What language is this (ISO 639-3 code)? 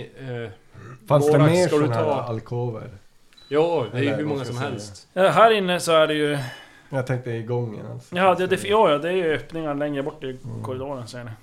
swe